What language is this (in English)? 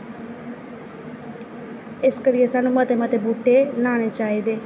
Dogri